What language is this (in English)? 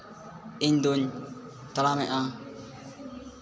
Santali